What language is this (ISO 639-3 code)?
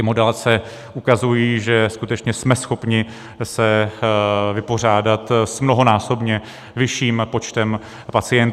ces